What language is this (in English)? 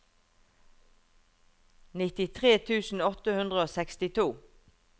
Norwegian